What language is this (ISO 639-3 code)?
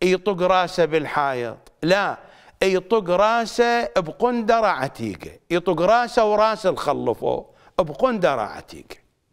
ara